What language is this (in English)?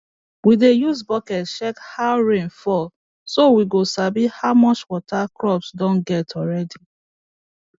Nigerian Pidgin